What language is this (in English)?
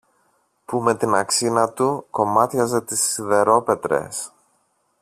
Greek